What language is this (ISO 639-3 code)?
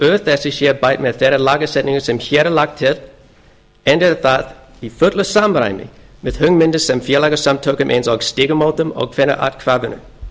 isl